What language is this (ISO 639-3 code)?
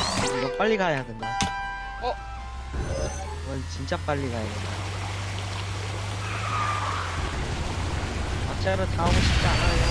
kor